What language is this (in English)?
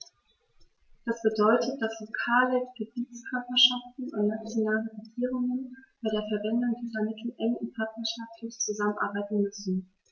German